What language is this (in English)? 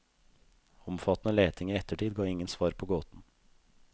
Norwegian